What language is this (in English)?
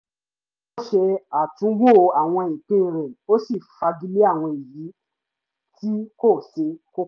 Yoruba